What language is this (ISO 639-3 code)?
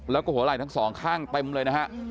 tha